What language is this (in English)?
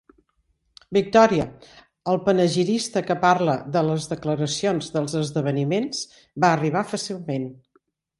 Catalan